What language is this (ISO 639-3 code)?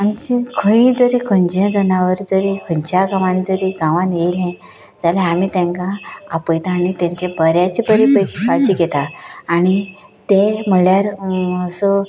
kok